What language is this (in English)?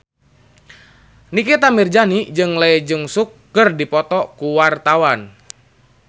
Sundanese